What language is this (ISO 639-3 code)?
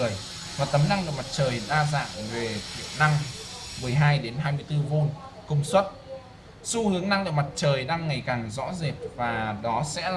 vie